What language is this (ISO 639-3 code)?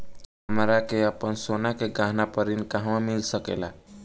bho